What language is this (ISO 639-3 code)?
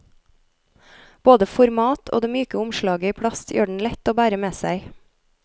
nor